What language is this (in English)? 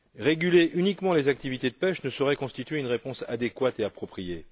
French